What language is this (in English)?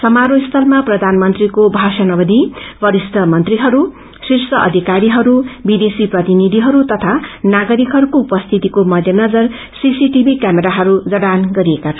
Nepali